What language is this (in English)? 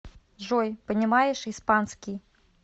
Russian